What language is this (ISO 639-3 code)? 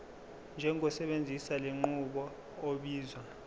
zul